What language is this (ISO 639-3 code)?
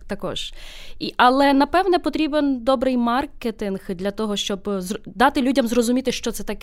ukr